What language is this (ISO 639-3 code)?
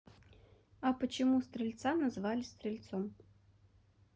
rus